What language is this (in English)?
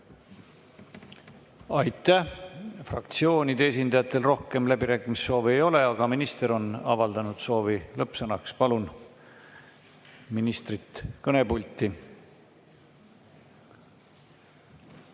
Estonian